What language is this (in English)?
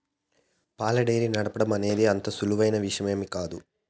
Telugu